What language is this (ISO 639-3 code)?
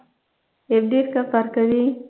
tam